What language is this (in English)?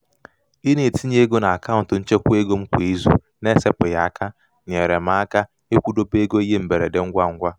Igbo